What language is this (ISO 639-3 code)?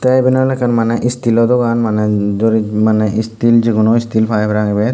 ccp